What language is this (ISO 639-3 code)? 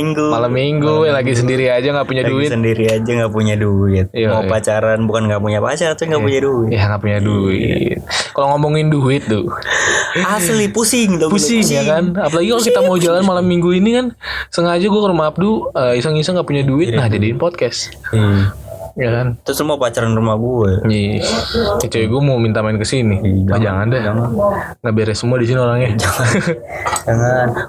ind